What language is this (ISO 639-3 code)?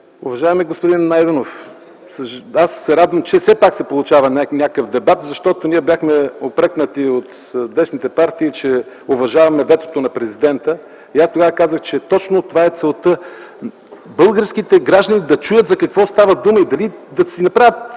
bul